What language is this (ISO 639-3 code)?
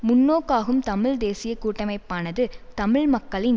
tam